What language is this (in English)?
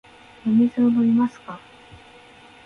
Japanese